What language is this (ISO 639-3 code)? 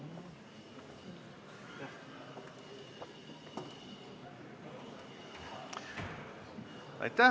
est